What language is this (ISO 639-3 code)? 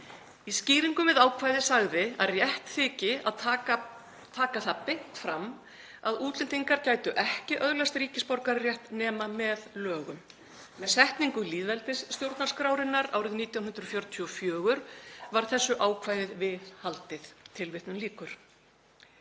isl